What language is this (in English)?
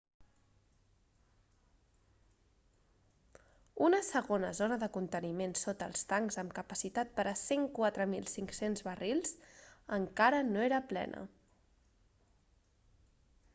Catalan